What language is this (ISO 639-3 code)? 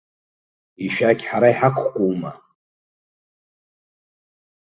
abk